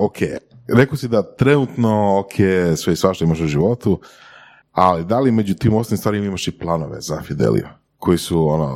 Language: Croatian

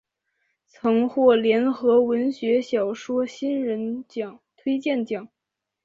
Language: Chinese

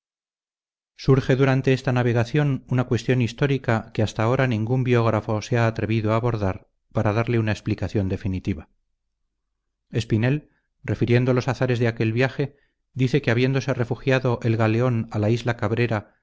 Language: Spanish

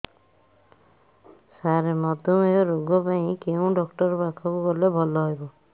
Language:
Odia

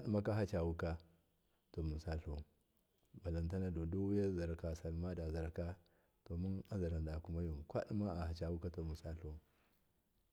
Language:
Miya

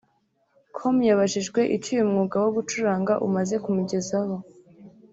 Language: Kinyarwanda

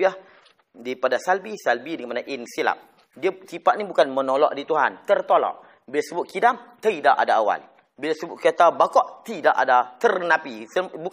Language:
Malay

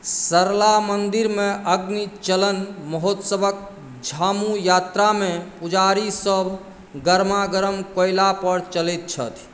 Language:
Maithili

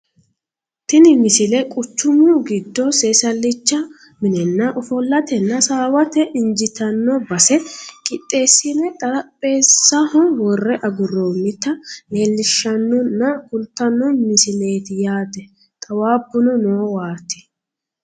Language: Sidamo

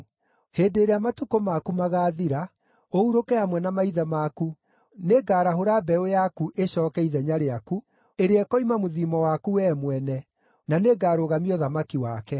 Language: Kikuyu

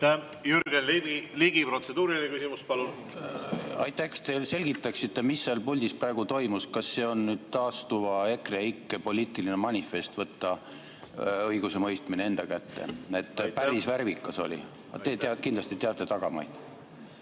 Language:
Estonian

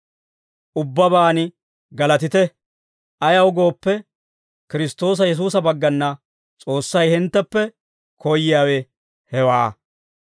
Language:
Dawro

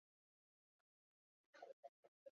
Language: Chinese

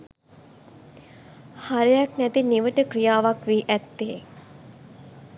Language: Sinhala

